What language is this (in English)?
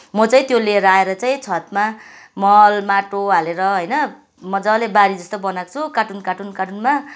Nepali